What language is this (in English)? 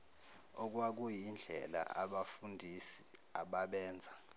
Zulu